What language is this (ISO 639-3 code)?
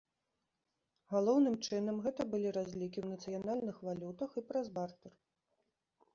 bel